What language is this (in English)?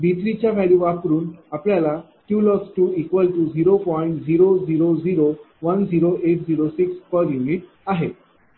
Marathi